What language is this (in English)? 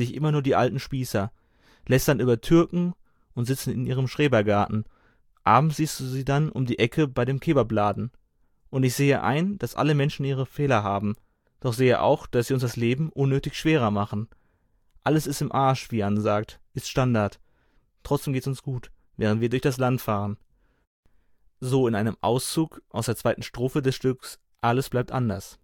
German